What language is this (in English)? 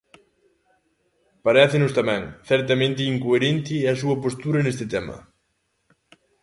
Galician